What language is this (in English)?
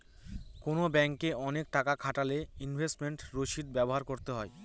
Bangla